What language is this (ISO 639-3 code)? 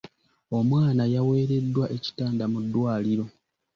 lug